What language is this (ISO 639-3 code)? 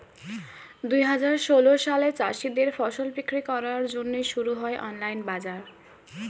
ben